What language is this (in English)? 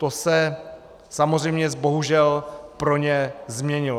Czech